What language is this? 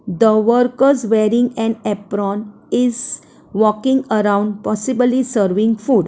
English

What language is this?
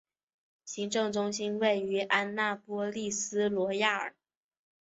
Chinese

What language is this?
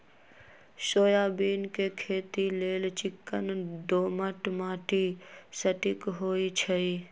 Magahi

